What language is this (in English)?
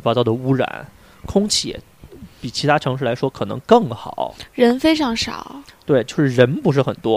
Chinese